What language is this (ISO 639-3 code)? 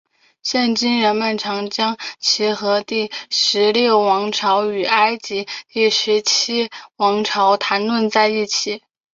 zho